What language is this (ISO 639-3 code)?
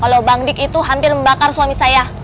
ind